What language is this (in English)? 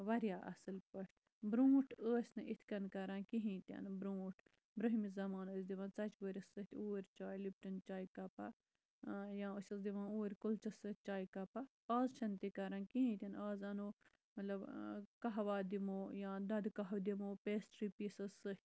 Kashmiri